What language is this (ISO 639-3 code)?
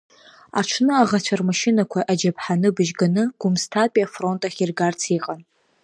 abk